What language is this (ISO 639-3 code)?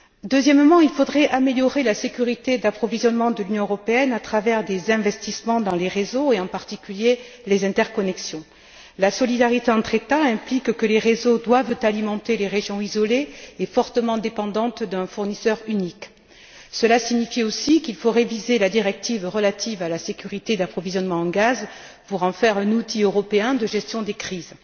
fra